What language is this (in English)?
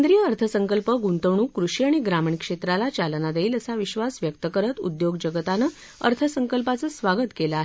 Marathi